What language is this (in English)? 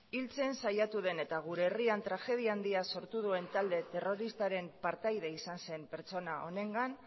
Basque